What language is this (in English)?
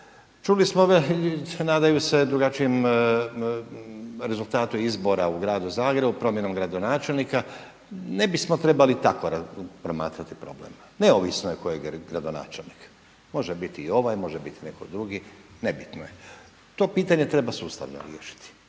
Croatian